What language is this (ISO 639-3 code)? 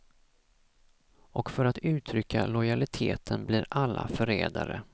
swe